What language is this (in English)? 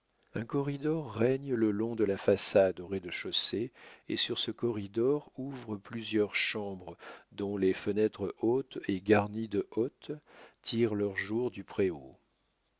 French